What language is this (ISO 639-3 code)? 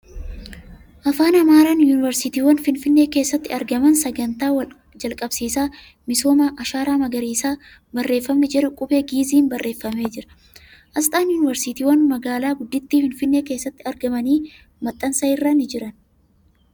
orm